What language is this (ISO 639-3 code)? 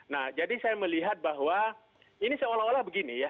ind